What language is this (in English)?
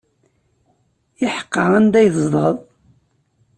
Kabyle